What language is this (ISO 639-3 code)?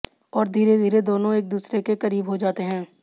hin